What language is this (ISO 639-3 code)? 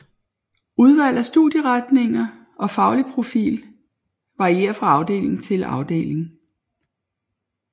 dan